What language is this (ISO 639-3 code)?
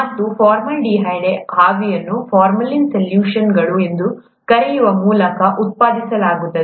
kan